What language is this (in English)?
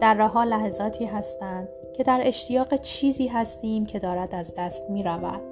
Persian